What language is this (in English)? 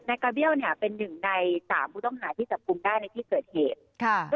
Thai